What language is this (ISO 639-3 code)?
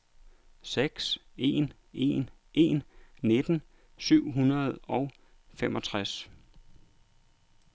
dan